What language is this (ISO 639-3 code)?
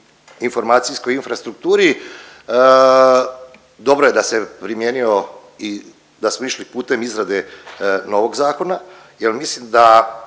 hrv